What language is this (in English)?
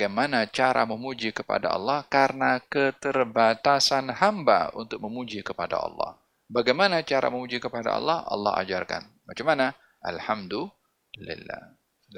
Malay